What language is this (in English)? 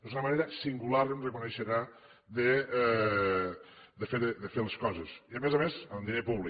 Catalan